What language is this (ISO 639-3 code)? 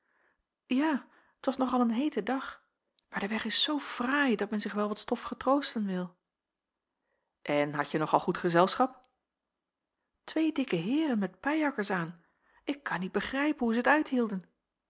nld